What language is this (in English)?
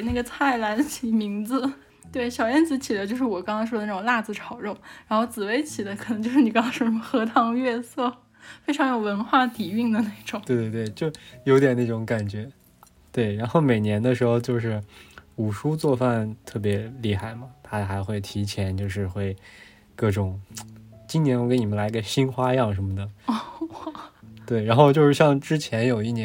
Chinese